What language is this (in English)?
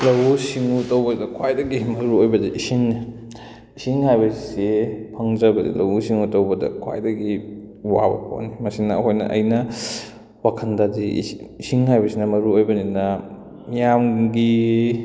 Manipuri